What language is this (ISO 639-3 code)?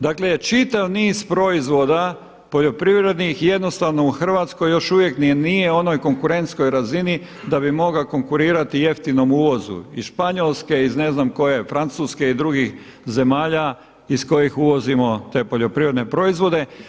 hrv